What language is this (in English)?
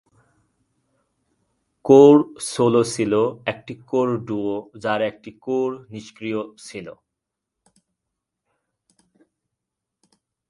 Bangla